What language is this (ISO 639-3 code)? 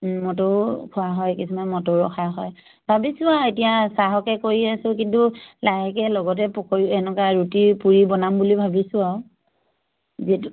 asm